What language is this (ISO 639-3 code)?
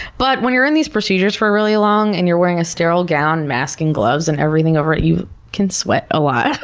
eng